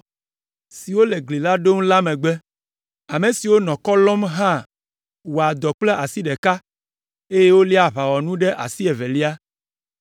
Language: Ewe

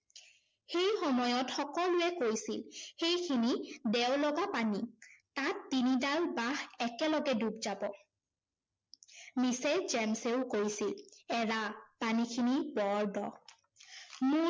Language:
Assamese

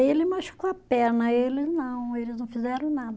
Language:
Portuguese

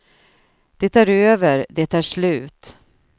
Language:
Swedish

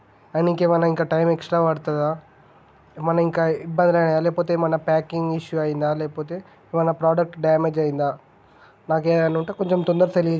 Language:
Telugu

